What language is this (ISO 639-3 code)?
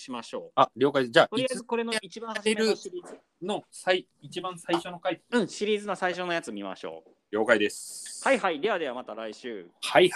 jpn